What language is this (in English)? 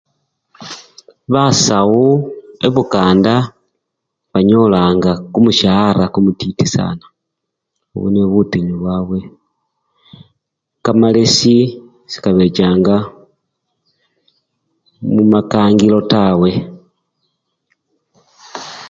Luyia